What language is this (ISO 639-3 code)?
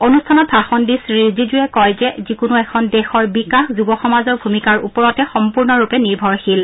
asm